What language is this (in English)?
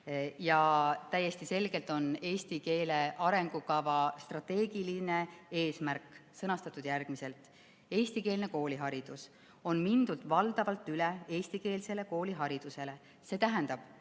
Estonian